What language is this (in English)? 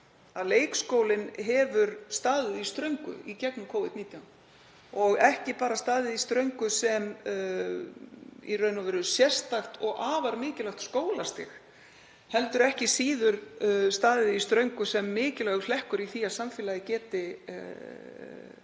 Icelandic